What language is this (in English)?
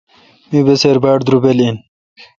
Kalkoti